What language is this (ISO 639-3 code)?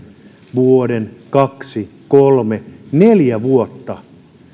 fin